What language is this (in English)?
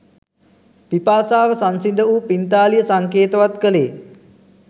Sinhala